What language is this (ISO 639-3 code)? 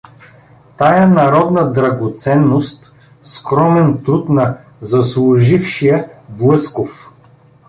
bul